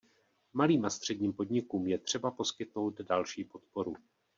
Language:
Czech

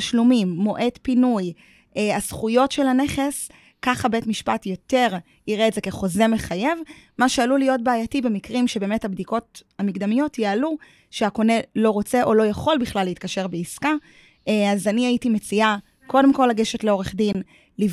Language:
Hebrew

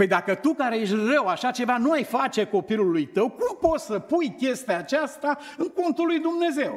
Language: Romanian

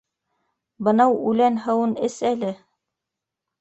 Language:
Bashkir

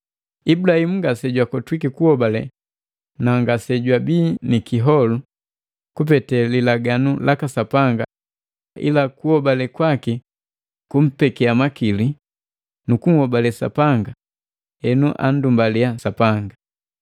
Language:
Matengo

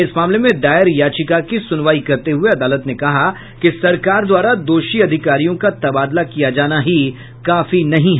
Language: Hindi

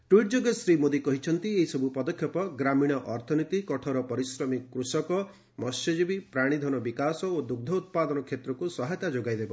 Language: Odia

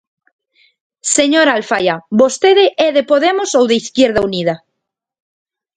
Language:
Galician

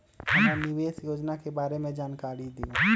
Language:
Magahi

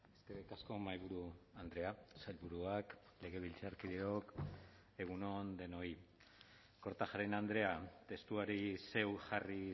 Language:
Basque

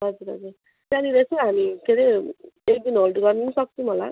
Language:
Nepali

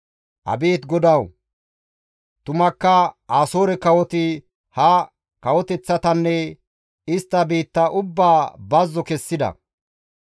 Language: Gamo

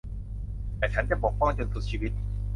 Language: Thai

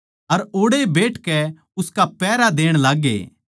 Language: Haryanvi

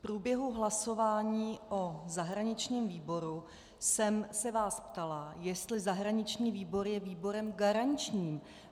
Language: Czech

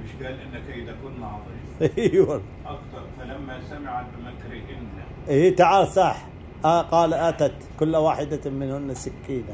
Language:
Arabic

